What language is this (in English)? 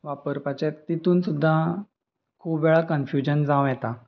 Konkani